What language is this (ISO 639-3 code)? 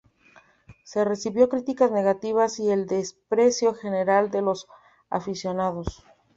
spa